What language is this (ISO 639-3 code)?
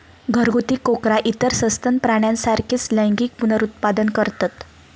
mar